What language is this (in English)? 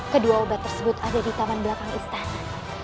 Indonesian